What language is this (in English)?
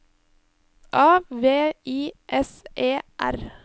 Norwegian